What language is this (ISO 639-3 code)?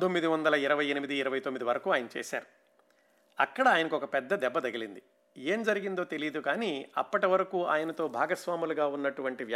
tel